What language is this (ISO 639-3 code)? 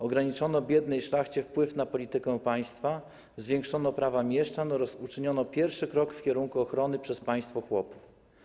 pol